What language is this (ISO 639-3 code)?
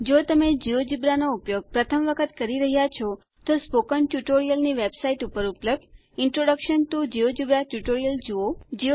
guj